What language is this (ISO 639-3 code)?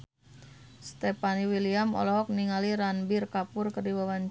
sun